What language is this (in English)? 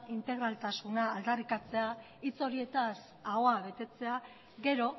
Basque